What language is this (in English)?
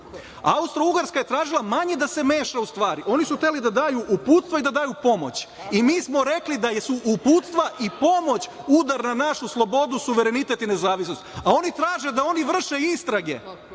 Serbian